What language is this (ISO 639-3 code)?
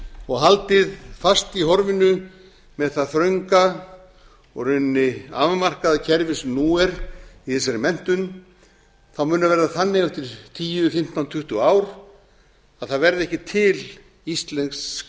isl